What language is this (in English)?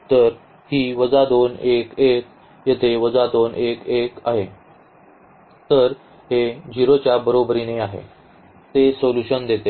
Marathi